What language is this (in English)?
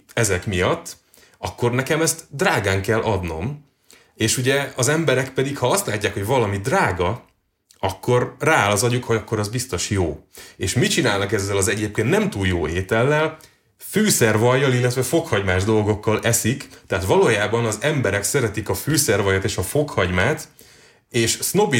Hungarian